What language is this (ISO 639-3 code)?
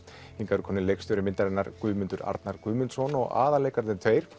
isl